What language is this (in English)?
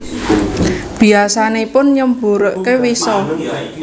Javanese